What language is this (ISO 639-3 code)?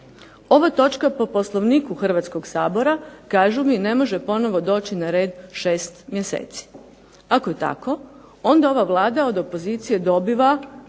hrv